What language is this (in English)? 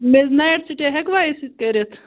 Kashmiri